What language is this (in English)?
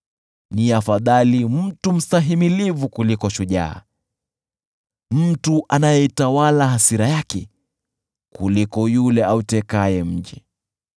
Swahili